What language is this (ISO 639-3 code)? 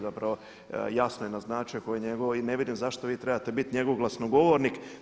hrv